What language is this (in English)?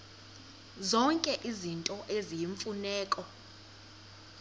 Xhosa